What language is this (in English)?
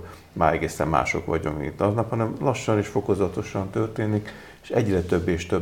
Hungarian